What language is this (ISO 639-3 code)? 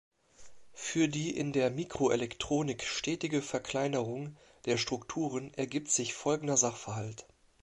deu